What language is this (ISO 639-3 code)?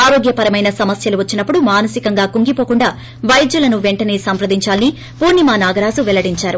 tel